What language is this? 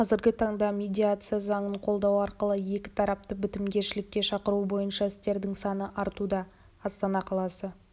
Kazakh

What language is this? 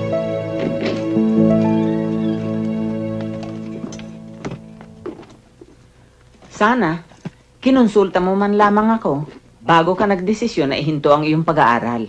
Filipino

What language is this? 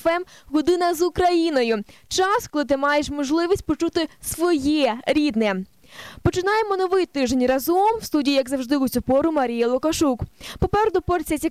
Polish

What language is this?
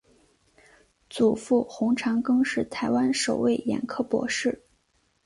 Chinese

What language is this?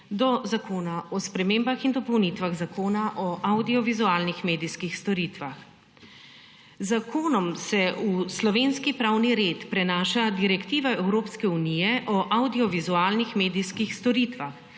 Slovenian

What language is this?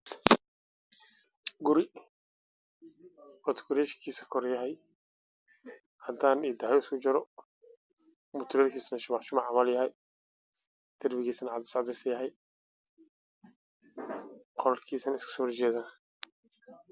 Somali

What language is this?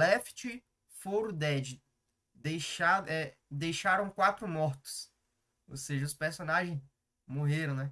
Portuguese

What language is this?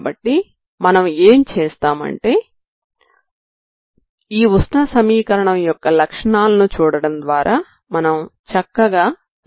Telugu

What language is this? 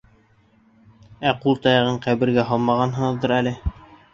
Bashkir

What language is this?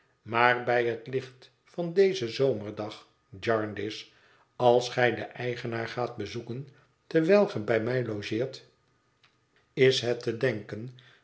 Dutch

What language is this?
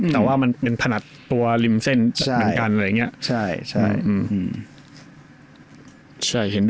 Thai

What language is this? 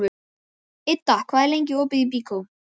Icelandic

